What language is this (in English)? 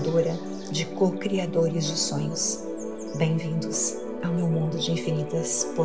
Portuguese